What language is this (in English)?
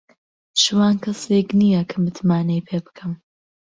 Central Kurdish